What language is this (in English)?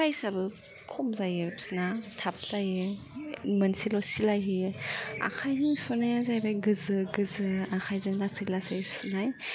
Bodo